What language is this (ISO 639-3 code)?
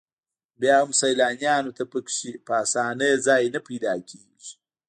pus